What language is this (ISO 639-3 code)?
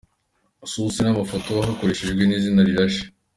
kin